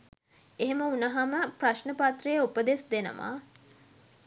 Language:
Sinhala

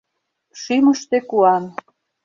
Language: Mari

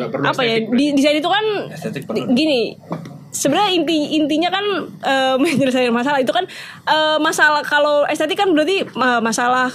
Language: Indonesian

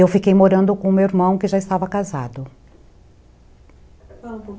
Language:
Portuguese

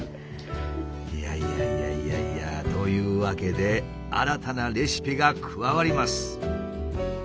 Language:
Japanese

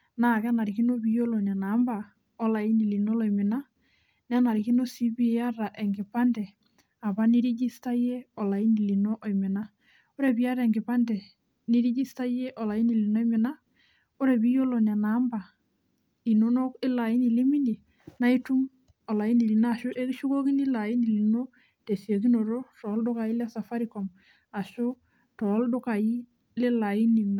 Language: Masai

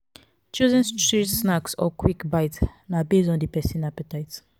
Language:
Nigerian Pidgin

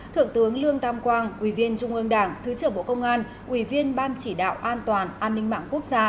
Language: Vietnamese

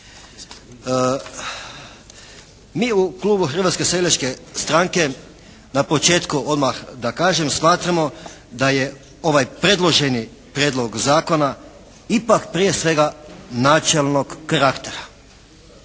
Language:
Croatian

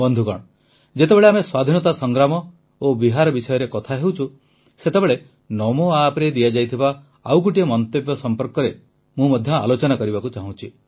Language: Odia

